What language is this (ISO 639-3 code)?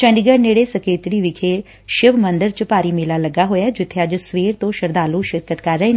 pan